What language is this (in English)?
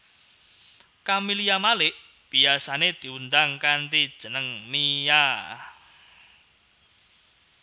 Javanese